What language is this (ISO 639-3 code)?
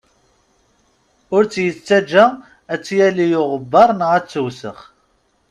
kab